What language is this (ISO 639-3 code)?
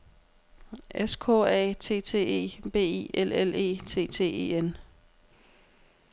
dan